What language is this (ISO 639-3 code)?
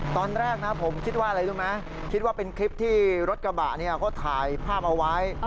tha